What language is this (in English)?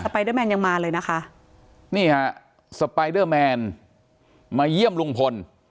Thai